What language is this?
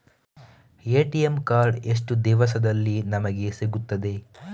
Kannada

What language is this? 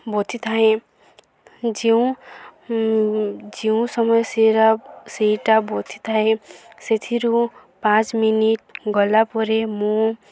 Odia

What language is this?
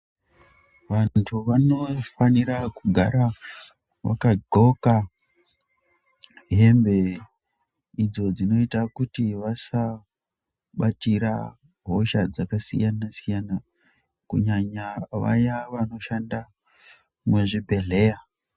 Ndau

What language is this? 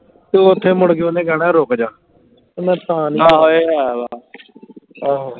Punjabi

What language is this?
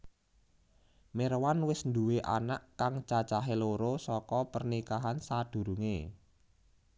Javanese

